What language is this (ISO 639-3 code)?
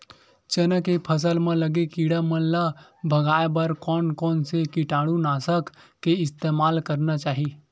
hne